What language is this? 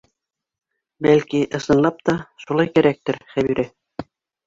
Bashkir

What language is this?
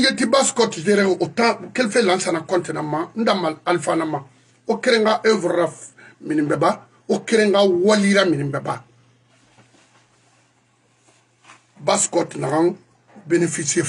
French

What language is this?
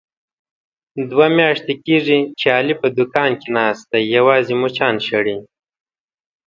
Pashto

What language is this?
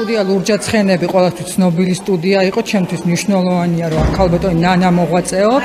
Arabic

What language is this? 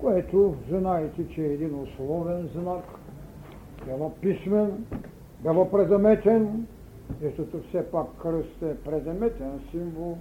Bulgarian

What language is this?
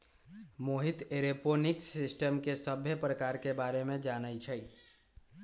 Magahi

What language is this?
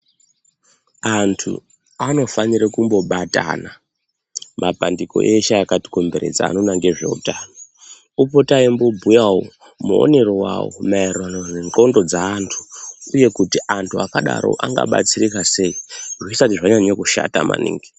Ndau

